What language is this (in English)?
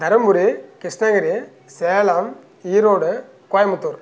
Tamil